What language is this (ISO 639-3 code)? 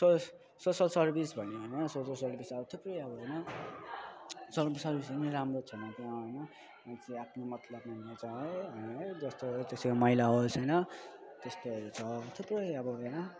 nep